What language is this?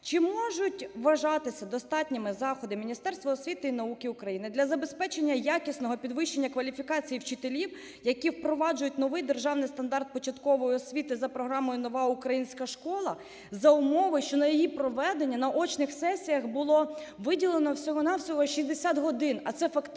Ukrainian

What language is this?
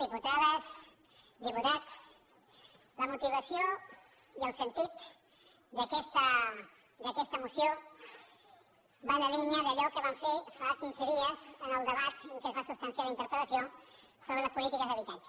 Catalan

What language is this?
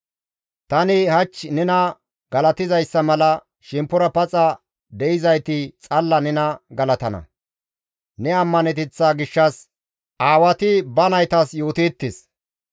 Gamo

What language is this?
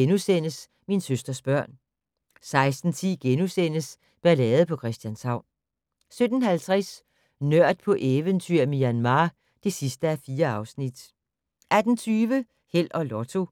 Danish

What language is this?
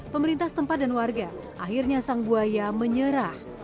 Indonesian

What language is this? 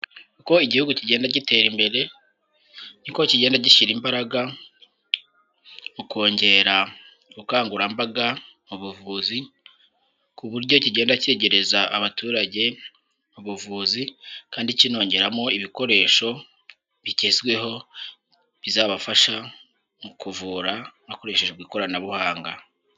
Kinyarwanda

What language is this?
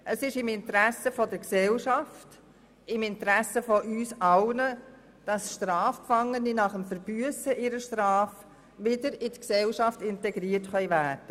Swiss German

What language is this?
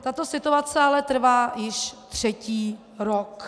Czech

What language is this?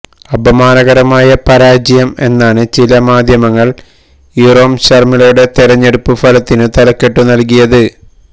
Malayalam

